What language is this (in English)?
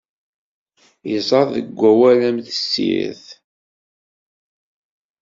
Kabyle